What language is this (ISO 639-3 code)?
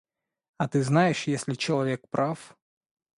rus